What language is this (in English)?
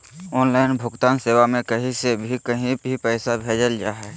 Magahi